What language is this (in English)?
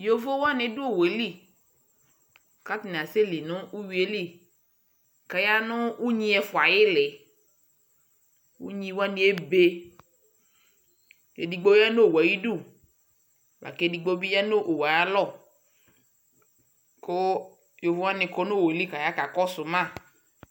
Ikposo